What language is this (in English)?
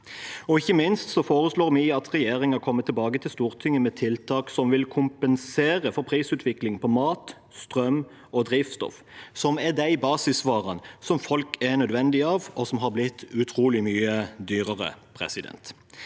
Norwegian